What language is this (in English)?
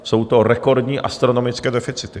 Czech